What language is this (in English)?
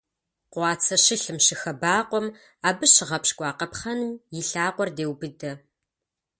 Kabardian